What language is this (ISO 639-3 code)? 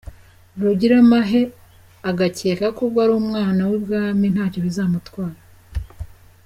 kin